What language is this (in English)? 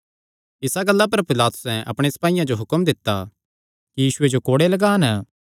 Kangri